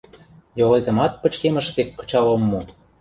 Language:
Mari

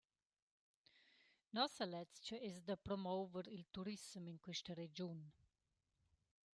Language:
Romansh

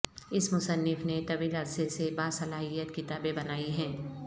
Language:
Urdu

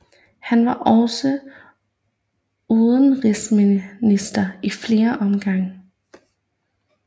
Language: Danish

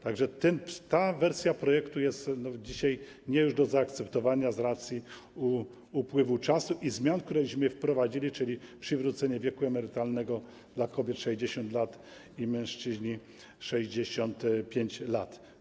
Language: Polish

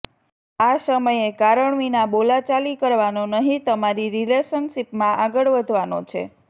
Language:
Gujarati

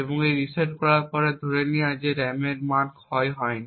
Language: Bangla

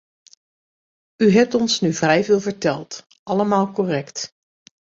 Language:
Dutch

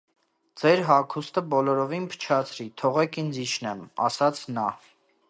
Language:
Armenian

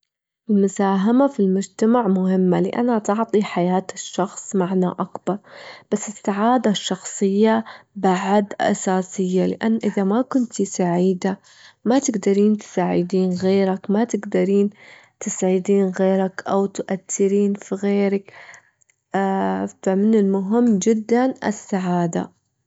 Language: Gulf Arabic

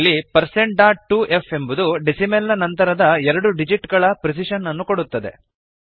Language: Kannada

